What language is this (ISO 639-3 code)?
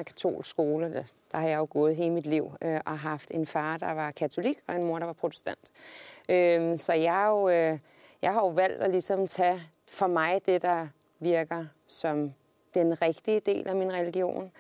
dan